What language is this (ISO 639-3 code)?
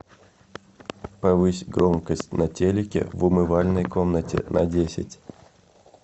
rus